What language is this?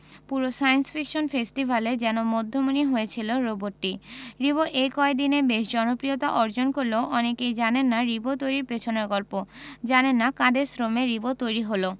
Bangla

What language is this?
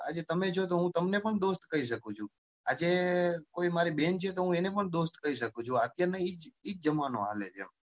Gujarati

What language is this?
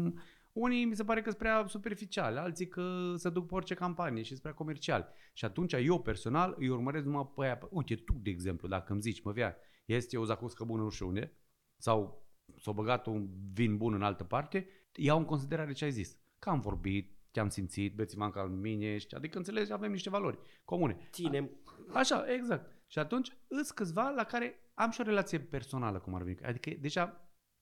Romanian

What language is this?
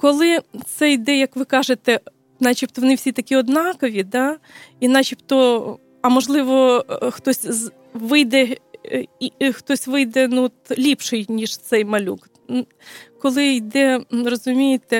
Ukrainian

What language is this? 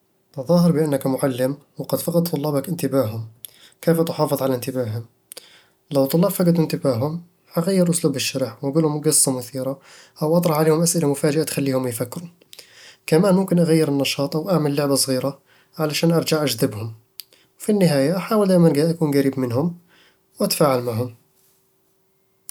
Eastern Egyptian Bedawi Arabic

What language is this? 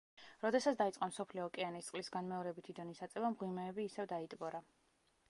Georgian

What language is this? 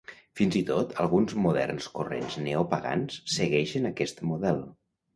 Catalan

